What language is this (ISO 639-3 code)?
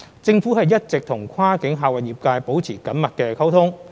yue